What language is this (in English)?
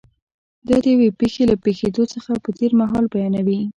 Pashto